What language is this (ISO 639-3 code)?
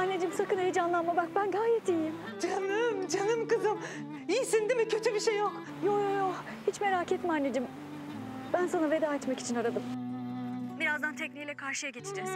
tur